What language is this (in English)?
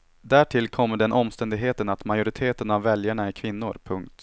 Swedish